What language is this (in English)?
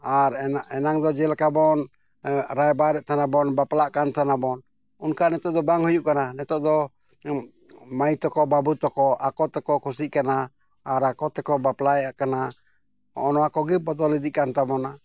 Santali